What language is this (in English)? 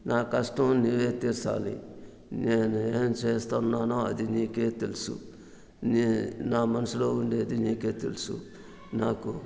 Telugu